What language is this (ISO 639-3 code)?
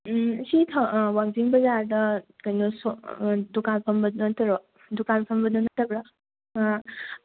mni